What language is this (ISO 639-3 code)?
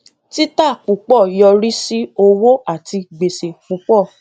yor